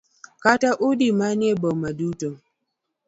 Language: Luo (Kenya and Tanzania)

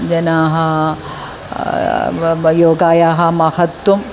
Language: Sanskrit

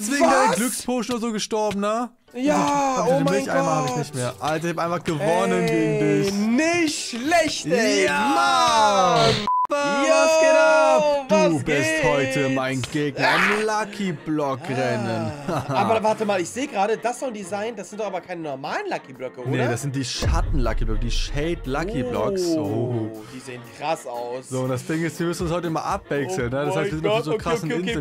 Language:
German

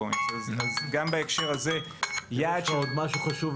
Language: Hebrew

